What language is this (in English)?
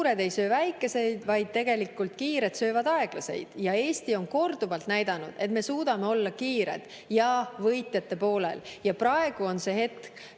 Estonian